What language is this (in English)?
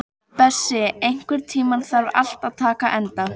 Icelandic